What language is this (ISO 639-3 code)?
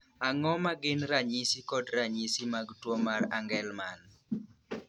luo